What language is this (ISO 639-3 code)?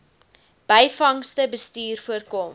afr